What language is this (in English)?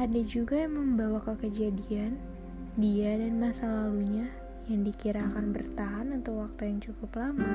Indonesian